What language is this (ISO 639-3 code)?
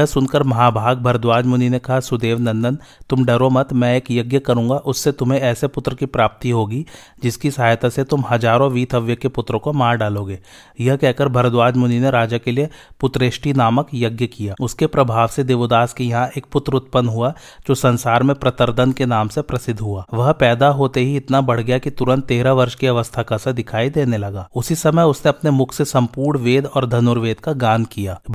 hin